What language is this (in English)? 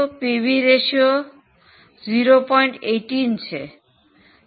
Gujarati